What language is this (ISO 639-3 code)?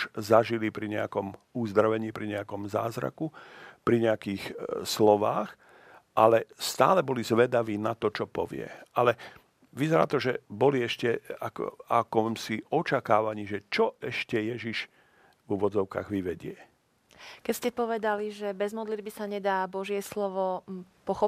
slk